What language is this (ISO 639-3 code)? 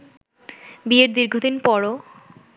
ben